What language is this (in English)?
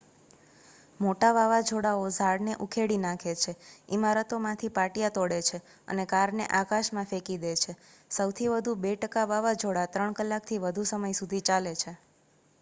Gujarati